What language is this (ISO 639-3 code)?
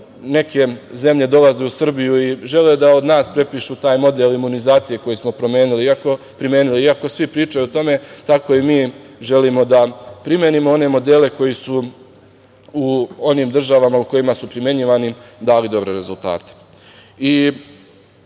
srp